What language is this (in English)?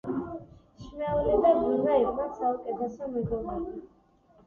Georgian